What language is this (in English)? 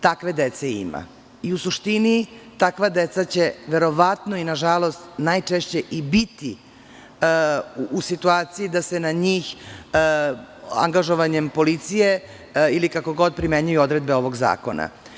Serbian